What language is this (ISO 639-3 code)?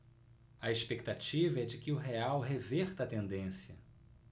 por